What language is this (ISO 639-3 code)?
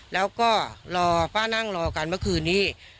tha